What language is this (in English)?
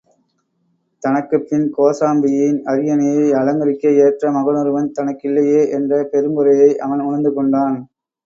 Tamil